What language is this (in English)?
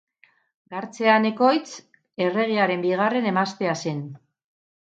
Basque